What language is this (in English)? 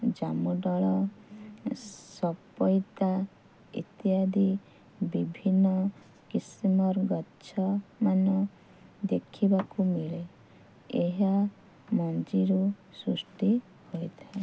Odia